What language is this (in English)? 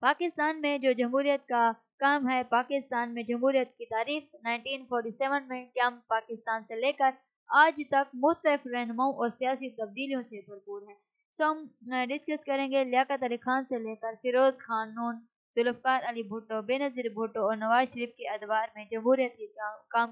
Hindi